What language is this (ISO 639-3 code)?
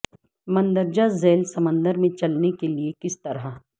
urd